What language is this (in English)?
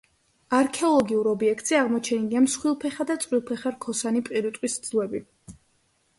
Georgian